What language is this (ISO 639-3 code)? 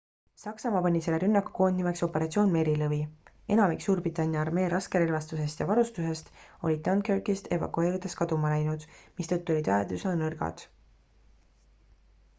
est